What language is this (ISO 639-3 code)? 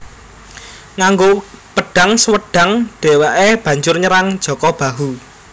jav